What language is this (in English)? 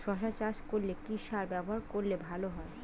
Bangla